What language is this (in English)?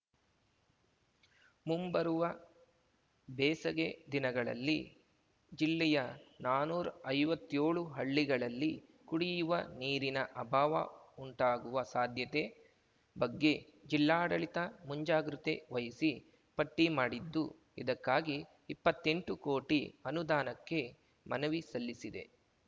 Kannada